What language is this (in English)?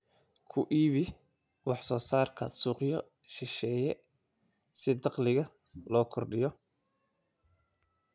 Somali